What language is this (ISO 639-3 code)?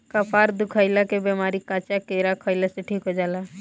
bho